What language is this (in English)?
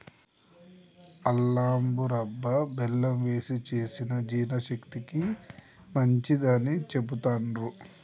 Telugu